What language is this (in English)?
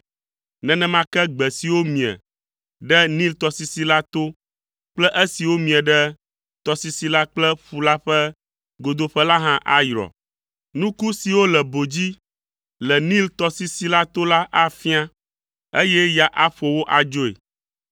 Ewe